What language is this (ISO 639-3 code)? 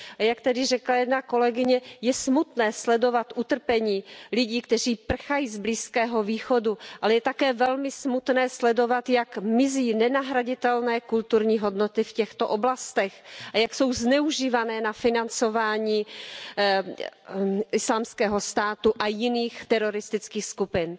ces